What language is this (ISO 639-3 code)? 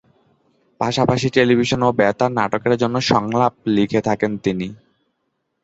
ben